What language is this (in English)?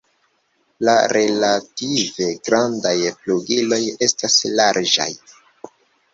Esperanto